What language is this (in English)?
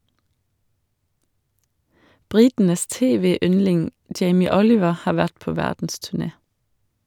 Norwegian